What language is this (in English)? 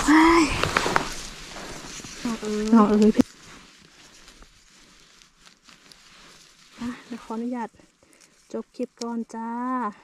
Thai